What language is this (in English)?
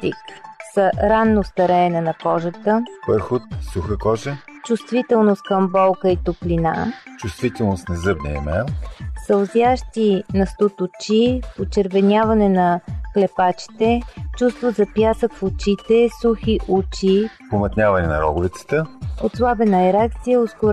Bulgarian